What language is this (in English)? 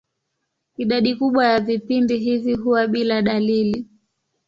Swahili